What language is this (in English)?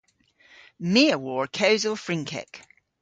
Cornish